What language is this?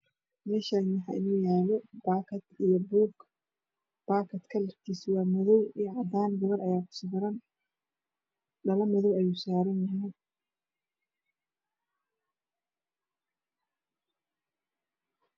Somali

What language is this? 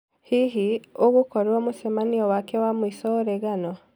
Kikuyu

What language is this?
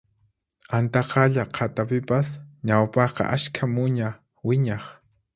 Puno Quechua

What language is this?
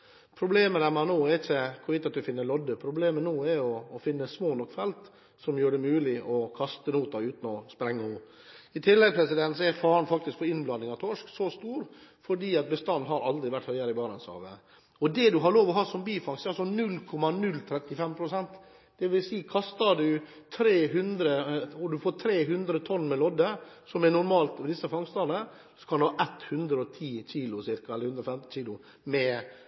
Norwegian Bokmål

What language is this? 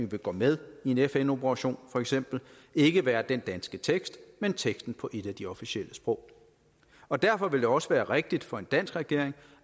Danish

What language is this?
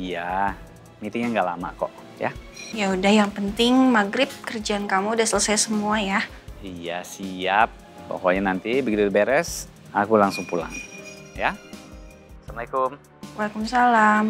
Indonesian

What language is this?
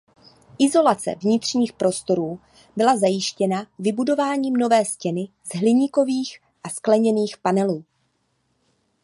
Czech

